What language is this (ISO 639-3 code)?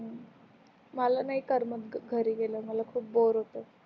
mar